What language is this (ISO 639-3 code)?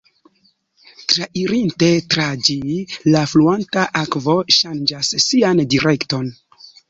epo